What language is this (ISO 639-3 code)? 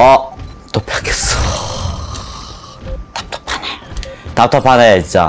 kor